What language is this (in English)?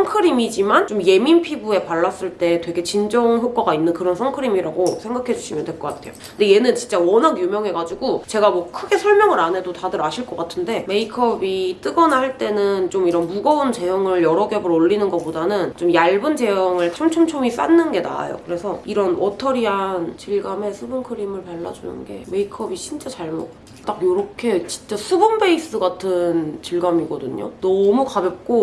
Korean